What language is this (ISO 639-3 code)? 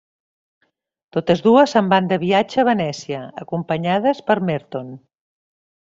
cat